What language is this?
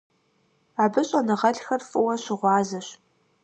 Kabardian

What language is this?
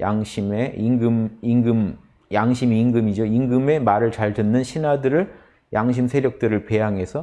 Korean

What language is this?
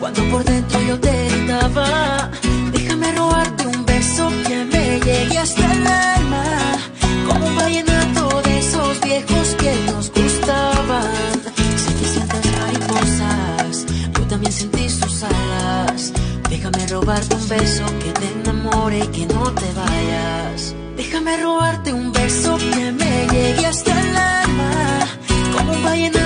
Romanian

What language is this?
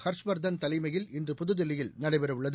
Tamil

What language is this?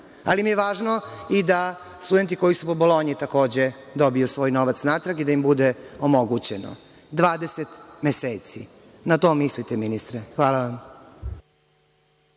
Serbian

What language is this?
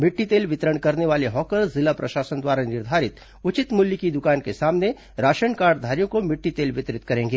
Hindi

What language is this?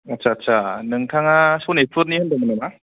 Bodo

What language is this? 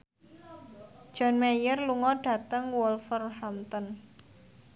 Javanese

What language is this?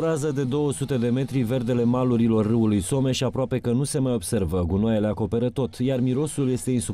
Romanian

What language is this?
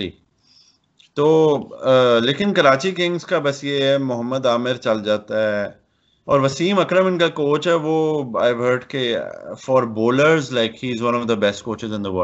Urdu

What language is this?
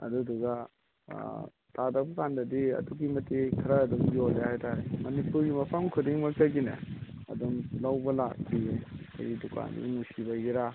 Manipuri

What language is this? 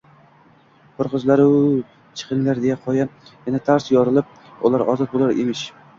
Uzbek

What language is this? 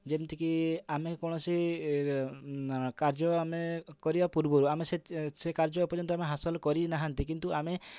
Odia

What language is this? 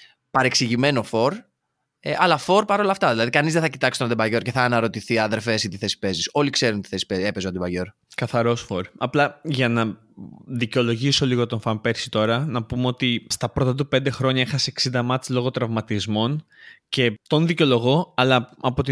Greek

